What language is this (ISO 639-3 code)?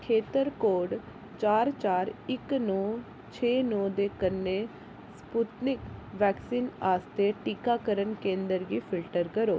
doi